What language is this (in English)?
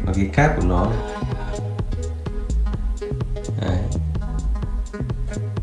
Vietnamese